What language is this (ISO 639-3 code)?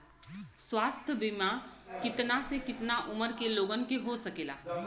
bho